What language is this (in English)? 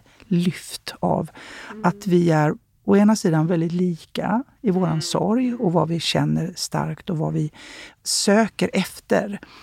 Swedish